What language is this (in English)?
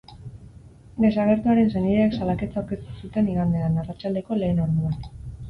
Basque